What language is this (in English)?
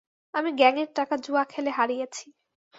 Bangla